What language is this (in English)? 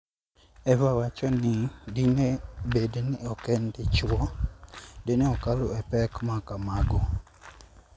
Luo (Kenya and Tanzania)